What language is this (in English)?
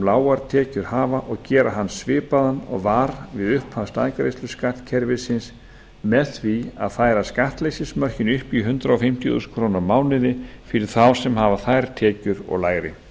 Icelandic